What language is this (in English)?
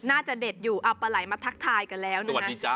Thai